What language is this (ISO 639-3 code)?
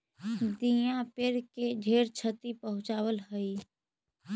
mag